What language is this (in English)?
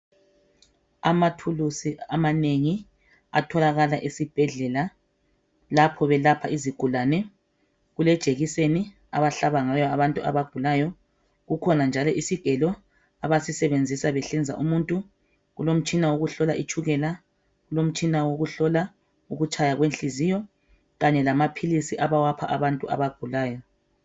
North Ndebele